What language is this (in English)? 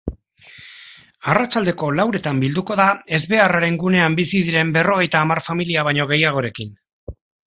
Basque